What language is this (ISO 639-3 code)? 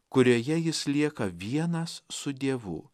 lit